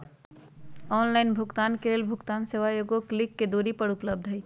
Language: Magahi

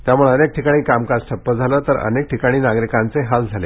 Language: Marathi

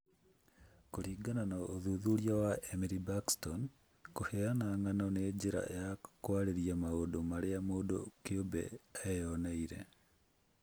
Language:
Kikuyu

